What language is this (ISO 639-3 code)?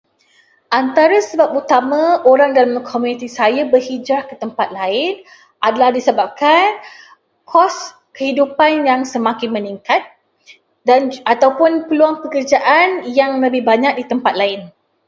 msa